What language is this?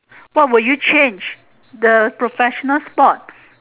English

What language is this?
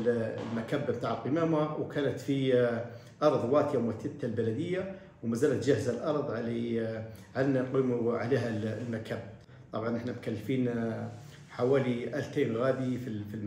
Arabic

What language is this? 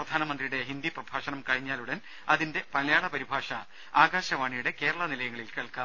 Malayalam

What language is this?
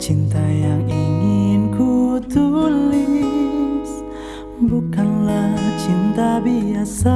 Indonesian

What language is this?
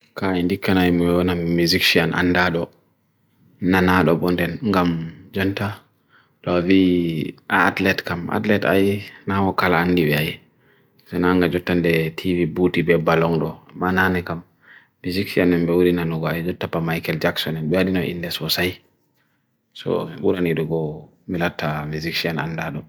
Bagirmi Fulfulde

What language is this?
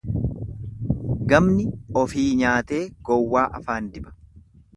Oromo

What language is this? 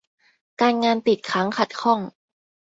Thai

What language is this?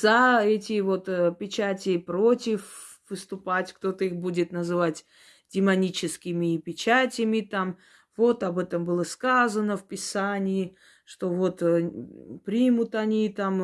Russian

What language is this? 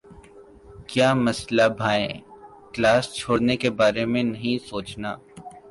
Urdu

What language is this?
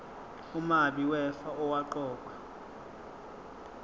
Zulu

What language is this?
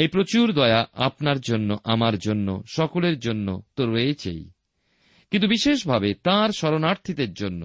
Bangla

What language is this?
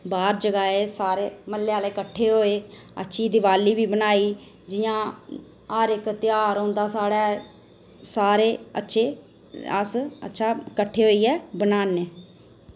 Dogri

